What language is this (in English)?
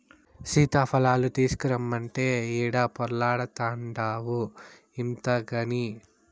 Telugu